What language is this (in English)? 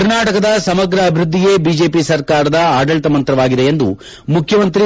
Kannada